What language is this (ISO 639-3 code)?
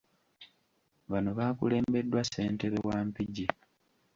lug